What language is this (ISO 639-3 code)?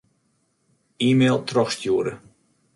fry